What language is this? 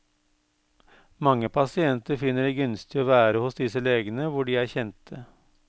Norwegian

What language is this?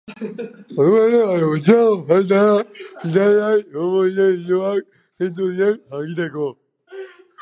Basque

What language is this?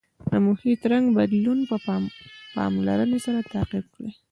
Pashto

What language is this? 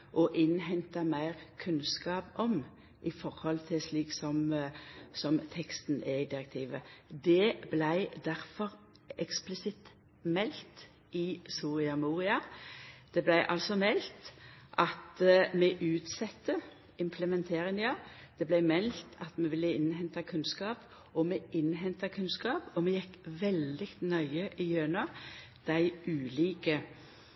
Norwegian Nynorsk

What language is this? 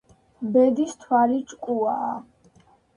Georgian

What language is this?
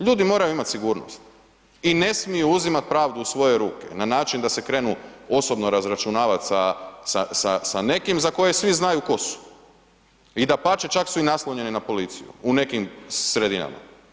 Croatian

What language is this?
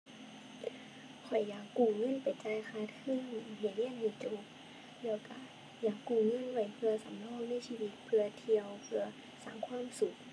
Thai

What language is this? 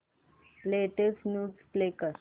Marathi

